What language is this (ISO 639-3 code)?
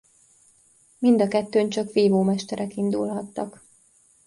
hun